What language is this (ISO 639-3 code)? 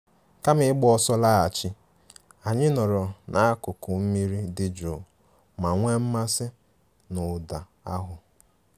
ibo